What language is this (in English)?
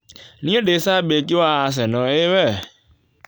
Kikuyu